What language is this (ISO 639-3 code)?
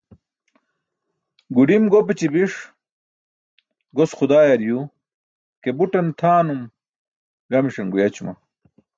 bsk